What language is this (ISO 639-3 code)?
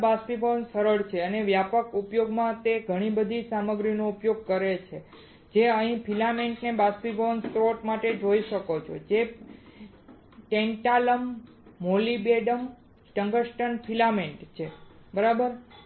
guj